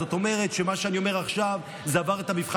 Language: Hebrew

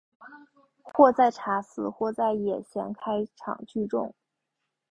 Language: Chinese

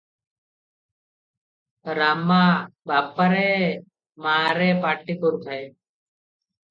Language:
Odia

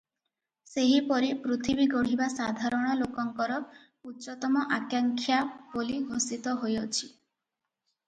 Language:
Odia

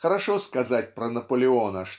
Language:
Russian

